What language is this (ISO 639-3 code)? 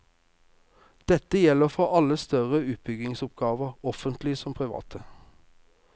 nor